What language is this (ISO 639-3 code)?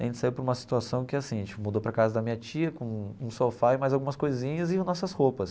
por